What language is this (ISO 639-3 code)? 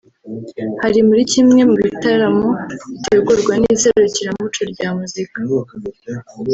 kin